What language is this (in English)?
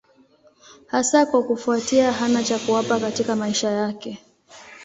Swahili